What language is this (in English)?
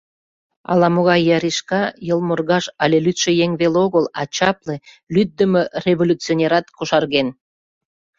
Mari